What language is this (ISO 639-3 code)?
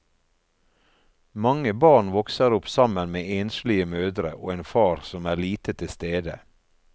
nor